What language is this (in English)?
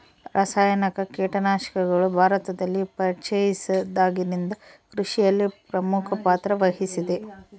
Kannada